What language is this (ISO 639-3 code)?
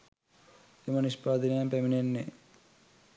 sin